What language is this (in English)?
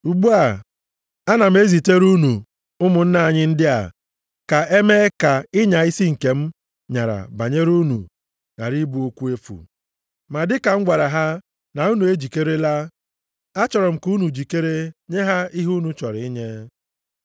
Igbo